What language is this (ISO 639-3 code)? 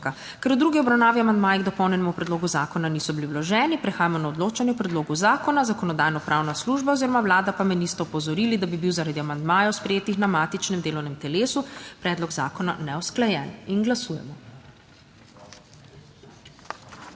slv